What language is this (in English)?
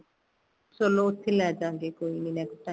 Punjabi